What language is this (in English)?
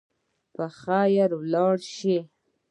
Pashto